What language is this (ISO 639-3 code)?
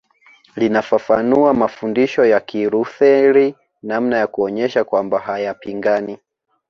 swa